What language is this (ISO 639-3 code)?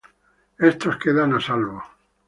spa